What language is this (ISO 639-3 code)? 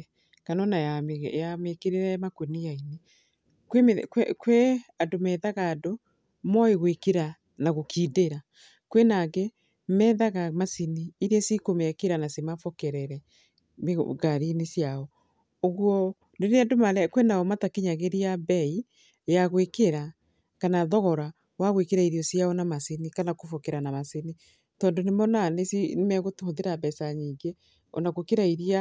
kik